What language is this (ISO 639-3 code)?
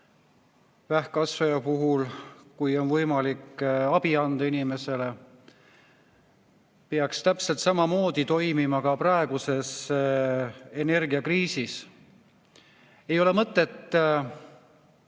est